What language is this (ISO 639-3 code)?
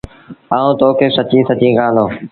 sbn